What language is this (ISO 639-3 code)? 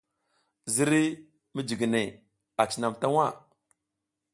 giz